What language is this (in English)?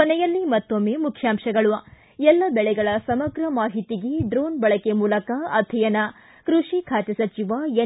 Kannada